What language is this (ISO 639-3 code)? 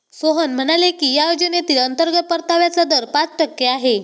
mar